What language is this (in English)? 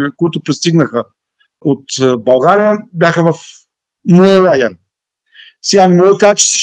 Bulgarian